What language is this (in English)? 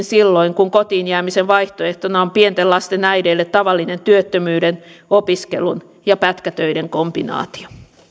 Finnish